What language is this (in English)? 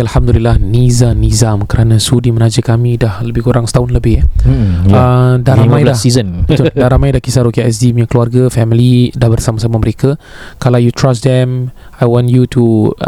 Malay